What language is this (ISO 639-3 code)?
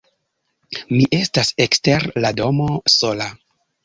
epo